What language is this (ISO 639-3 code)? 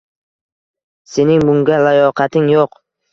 uzb